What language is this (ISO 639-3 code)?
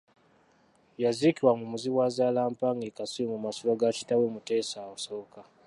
lug